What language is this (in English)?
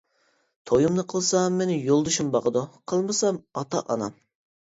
Uyghur